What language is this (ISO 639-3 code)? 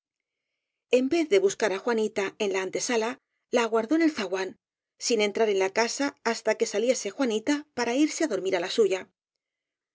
spa